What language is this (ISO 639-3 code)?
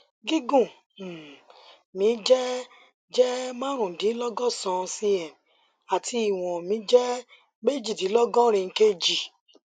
yor